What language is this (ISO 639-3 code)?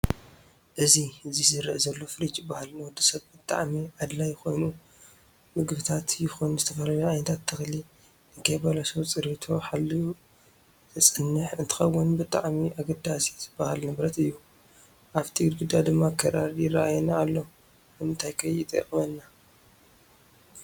tir